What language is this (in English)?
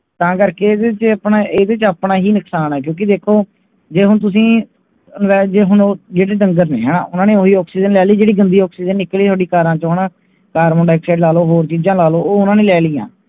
Punjabi